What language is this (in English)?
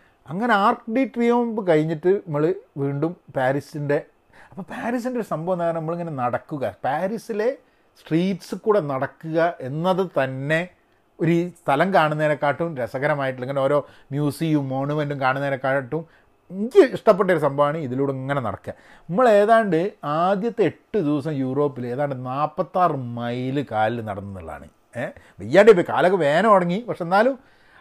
Malayalam